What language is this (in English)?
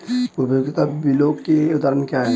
Hindi